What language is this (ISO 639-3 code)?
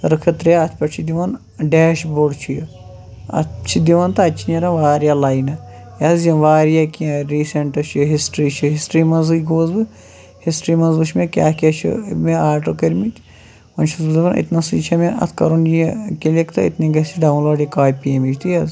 kas